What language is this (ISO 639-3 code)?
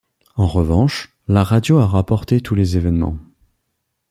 fra